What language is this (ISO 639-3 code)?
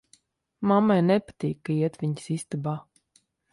lav